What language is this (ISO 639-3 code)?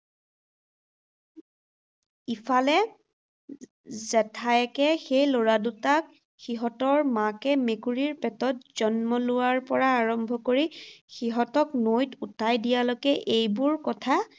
asm